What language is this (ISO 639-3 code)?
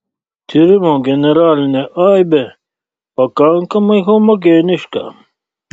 lit